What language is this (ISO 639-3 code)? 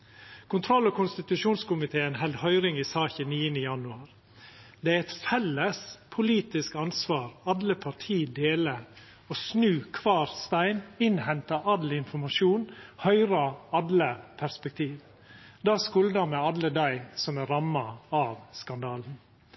nno